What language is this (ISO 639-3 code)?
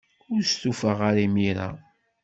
kab